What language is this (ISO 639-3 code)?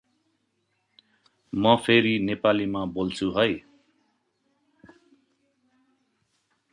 nep